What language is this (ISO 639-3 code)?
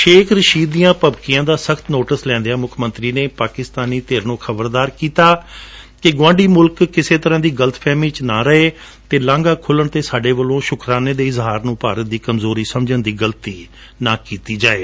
pan